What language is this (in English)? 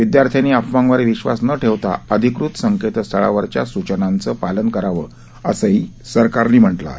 Marathi